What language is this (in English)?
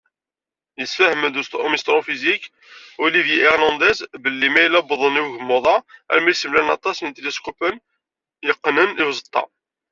Kabyle